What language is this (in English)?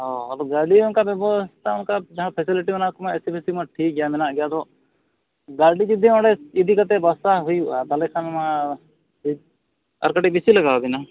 Santali